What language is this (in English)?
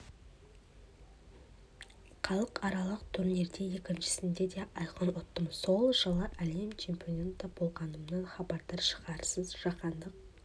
Kazakh